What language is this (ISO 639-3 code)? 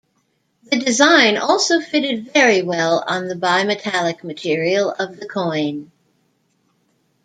eng